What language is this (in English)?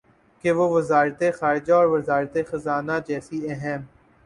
Urdu